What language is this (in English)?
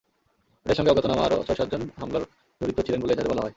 Bangla